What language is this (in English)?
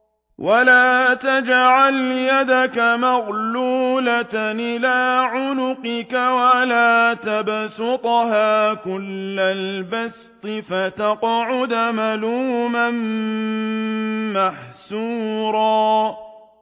Arabic